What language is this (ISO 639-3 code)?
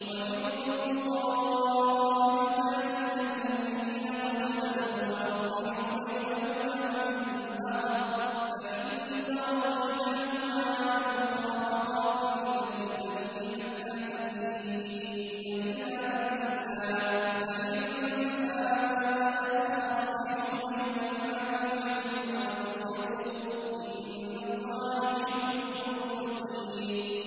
ara